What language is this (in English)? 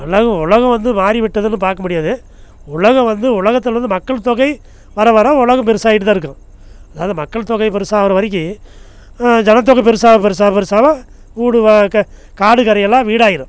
Tamil